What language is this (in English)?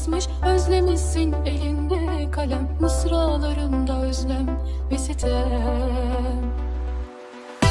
Turkish